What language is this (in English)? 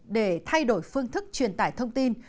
Vietnamese